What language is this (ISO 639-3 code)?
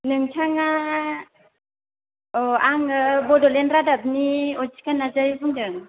brx